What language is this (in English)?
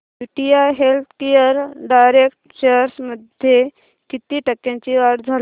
Marathi